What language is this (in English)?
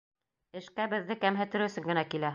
Bashkir